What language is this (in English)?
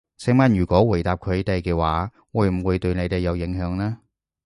Cantonese